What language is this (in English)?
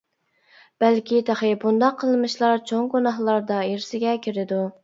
Uyghur